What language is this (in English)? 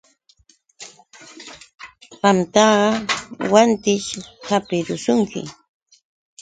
Yauyos Quechua